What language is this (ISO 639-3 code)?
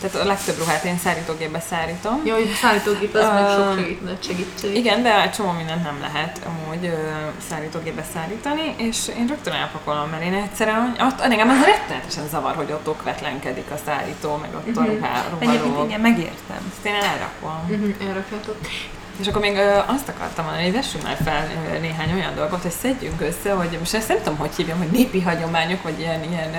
hun